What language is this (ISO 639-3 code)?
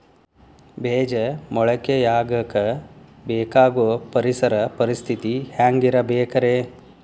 kan